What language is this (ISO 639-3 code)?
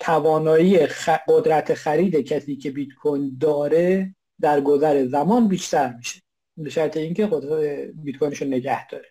fas